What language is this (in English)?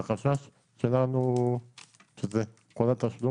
Hebrew